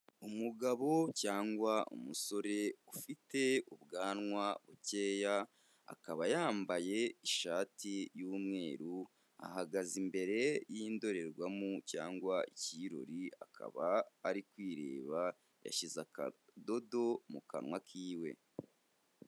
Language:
Kinyarwanda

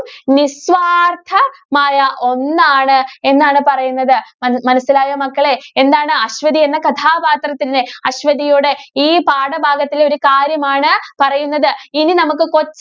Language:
Malayalam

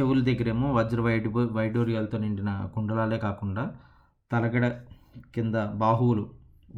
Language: Telugu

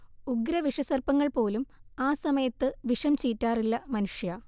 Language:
Malayalam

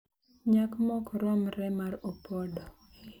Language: Luo (Kenya and Tanzania)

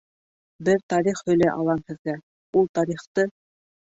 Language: Bashkir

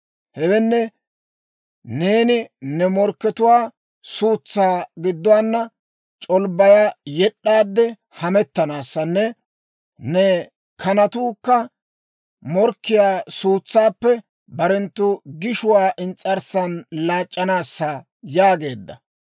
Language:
Dawro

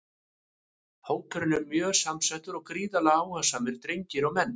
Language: Icelandic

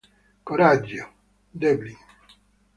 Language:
Italian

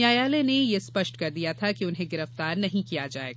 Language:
Hindi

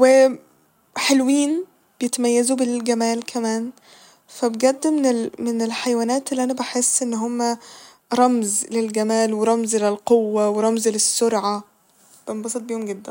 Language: Egyptian Arabic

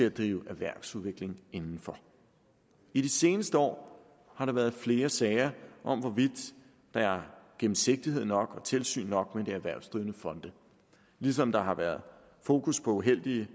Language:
Danish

